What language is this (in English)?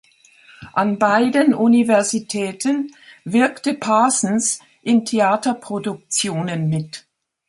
German